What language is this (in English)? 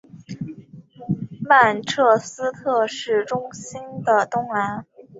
Chinese